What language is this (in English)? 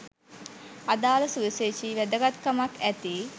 Sinhala